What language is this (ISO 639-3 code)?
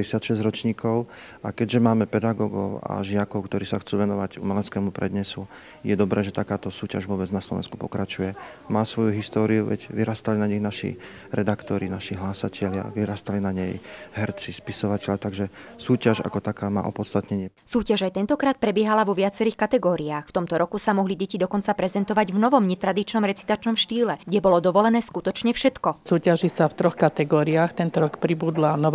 slk